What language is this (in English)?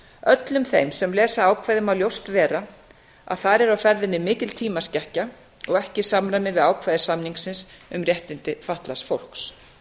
Icelandic